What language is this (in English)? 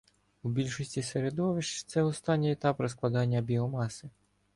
Ukrainian